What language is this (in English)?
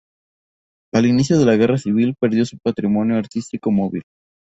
Spanish